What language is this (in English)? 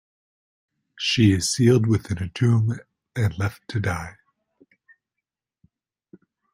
English